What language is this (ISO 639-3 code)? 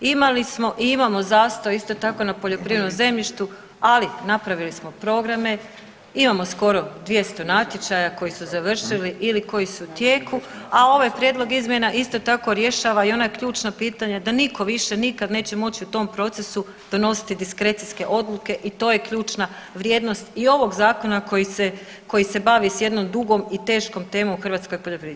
hrv